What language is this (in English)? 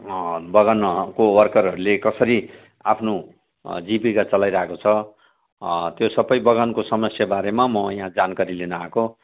Nepali